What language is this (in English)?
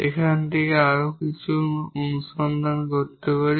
Bangla